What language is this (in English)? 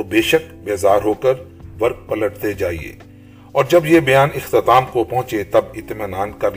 Urdu